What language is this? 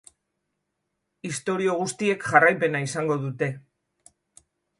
Basque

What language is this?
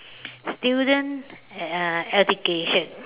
English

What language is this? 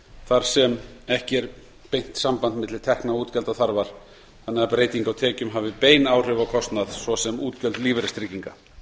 Icelandic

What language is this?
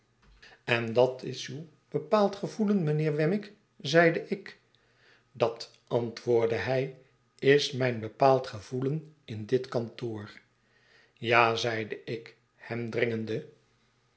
Dutch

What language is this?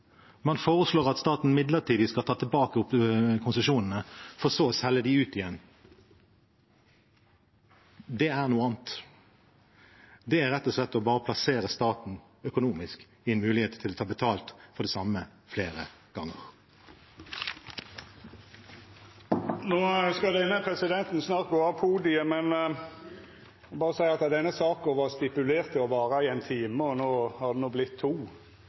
Norwegian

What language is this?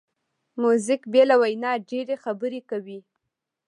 Pashto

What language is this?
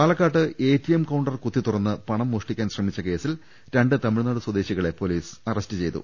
Malayalam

